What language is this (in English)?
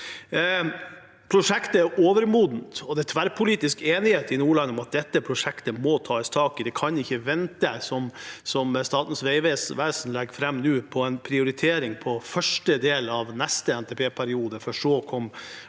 Norwegian